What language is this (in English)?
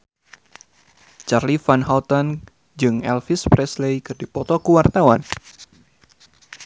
Sundanese